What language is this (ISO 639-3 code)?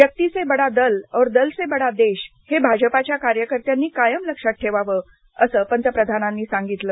mar